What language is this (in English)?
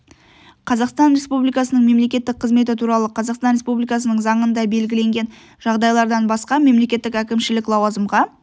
Kazakh